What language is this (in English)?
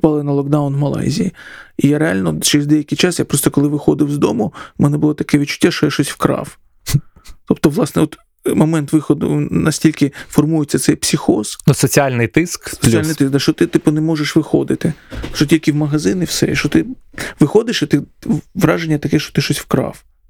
Ukrainian